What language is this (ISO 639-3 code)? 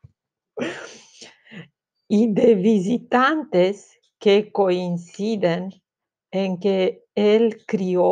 ron